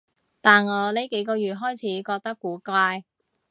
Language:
Cantonese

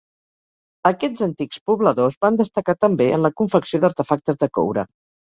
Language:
Catalan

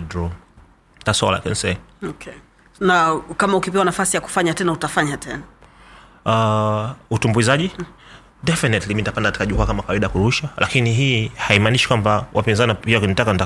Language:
Swahili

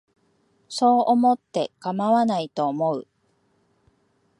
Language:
Japanese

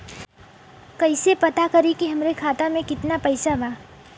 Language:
Bhojpuri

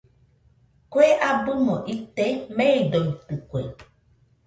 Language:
Nüpode Huitoto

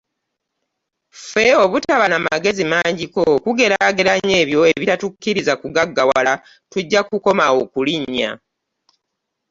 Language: Ganda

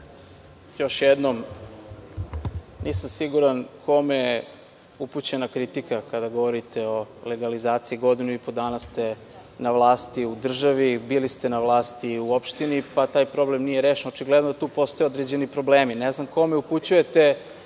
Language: Serbian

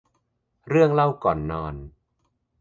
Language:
Thai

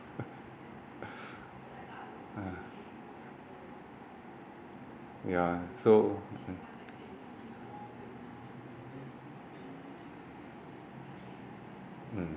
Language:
English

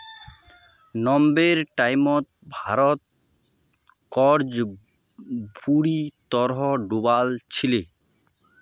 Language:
Magahi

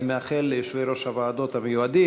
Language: Hebrew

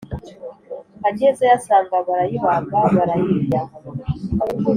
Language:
Kinyarwanda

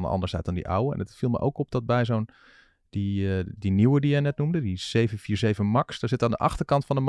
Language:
Dutch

